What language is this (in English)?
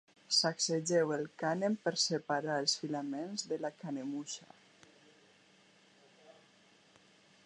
Catalan